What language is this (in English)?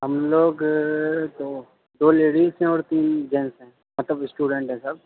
Urdu